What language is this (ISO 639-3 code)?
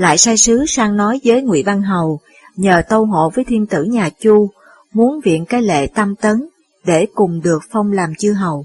vie